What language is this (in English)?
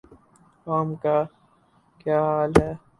Urdu